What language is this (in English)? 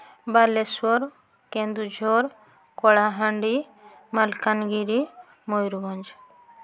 Odia